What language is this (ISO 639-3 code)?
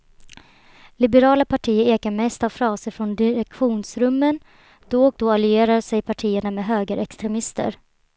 swe